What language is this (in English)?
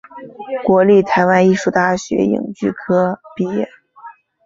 Chinese